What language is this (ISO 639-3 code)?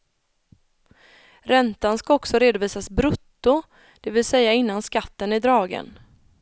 swe